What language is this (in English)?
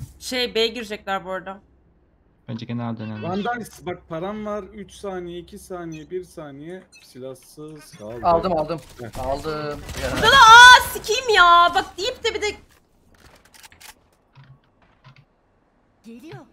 Turkish